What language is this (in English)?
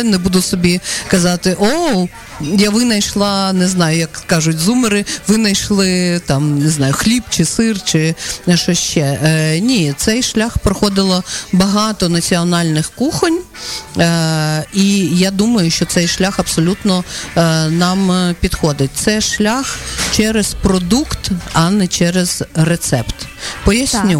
Ukrainian